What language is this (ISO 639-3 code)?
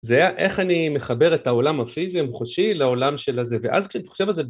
heb